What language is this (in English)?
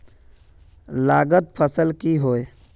Magahi